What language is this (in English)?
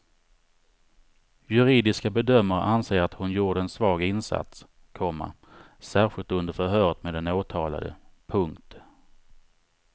Swedish